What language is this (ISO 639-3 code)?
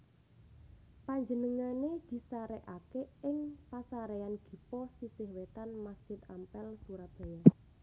jav